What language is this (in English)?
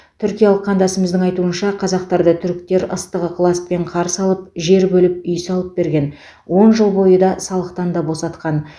Kazakh